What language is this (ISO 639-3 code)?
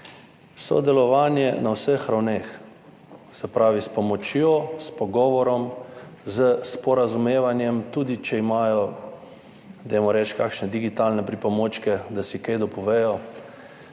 slv